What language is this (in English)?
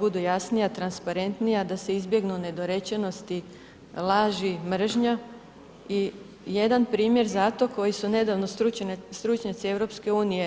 Croatian